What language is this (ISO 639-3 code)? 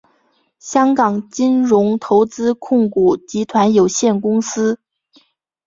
zho